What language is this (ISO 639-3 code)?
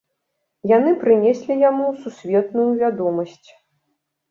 bel